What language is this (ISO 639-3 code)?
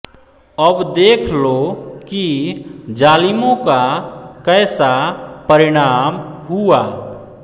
hin